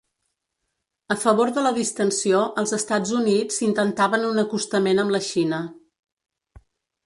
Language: Catalan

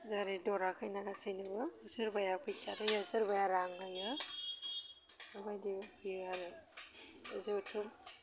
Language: Bodo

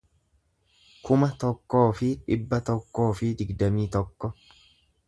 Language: Oromo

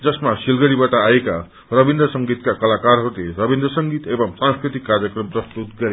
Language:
Nepali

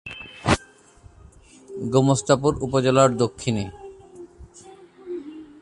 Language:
Bangla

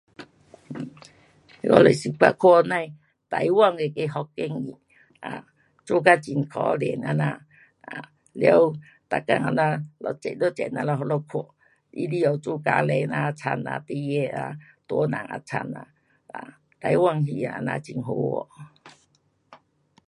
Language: Pu-Xian Chinese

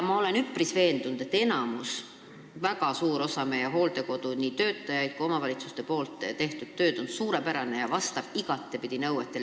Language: Estonian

